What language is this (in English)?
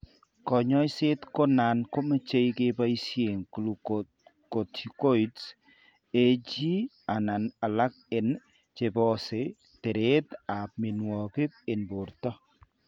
Kalenjin